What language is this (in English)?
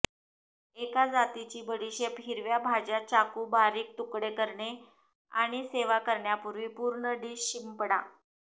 Marathi